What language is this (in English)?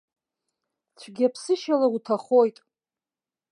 Abkhazian